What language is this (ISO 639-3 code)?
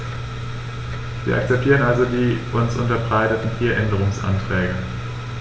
deu